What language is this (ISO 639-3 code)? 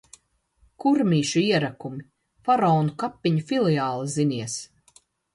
lav